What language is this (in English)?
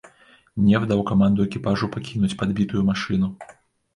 Belarusian